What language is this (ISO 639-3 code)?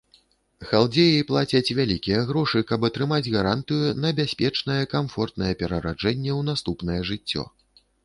bel